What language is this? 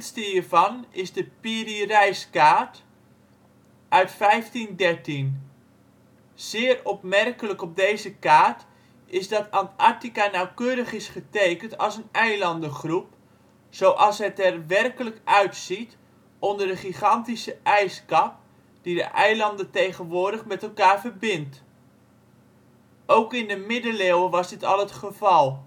Dutch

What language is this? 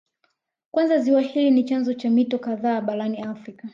Swahili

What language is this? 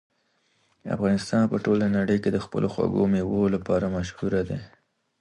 Pashto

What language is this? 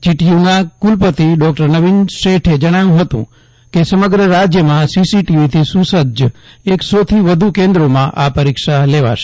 Gujarati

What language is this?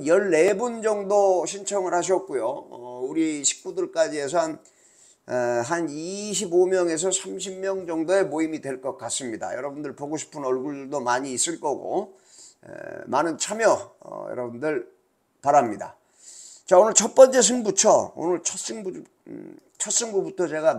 Korean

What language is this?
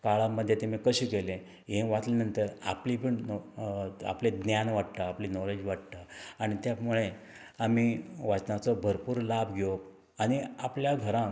Konkani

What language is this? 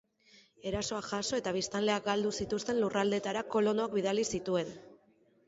Basque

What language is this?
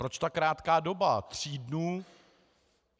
Czech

